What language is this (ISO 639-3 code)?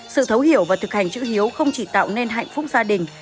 vie